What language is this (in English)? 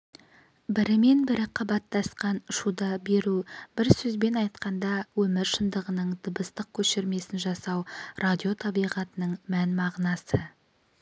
Kazakh